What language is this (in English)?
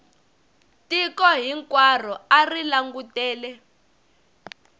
Tsonga